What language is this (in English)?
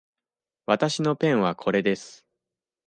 Japanese